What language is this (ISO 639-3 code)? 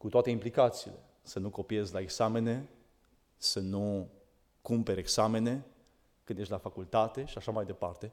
ron